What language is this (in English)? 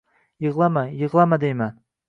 Uzbek